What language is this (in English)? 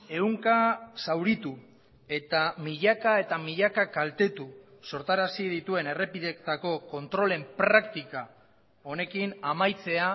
Basque